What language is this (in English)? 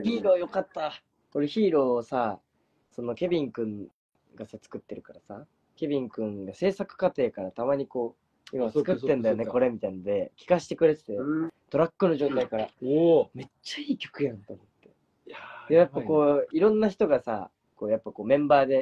Japanese